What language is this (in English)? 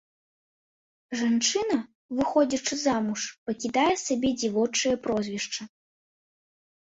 Belarusian